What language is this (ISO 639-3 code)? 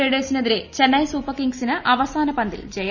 mal